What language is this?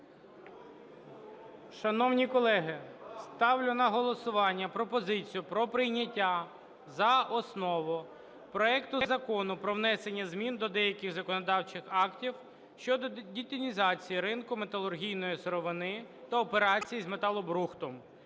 Ukrainian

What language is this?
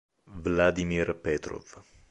Italian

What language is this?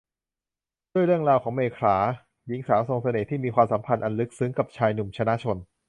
Thai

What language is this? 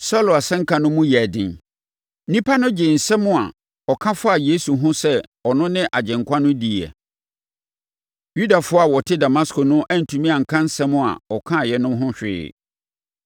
Akan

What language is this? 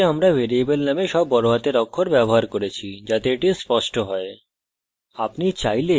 Bangla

